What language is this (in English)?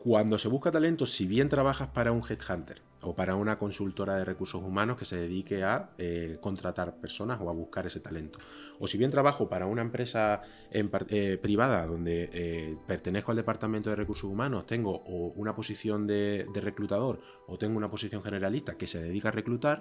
Spanish